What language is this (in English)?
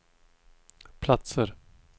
Swedish